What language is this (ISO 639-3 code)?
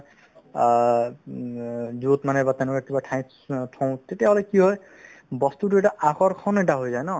asm